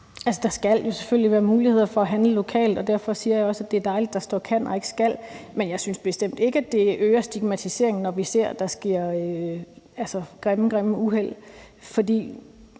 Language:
Danish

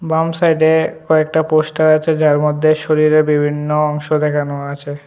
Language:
Bangla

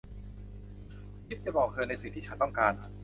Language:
Thai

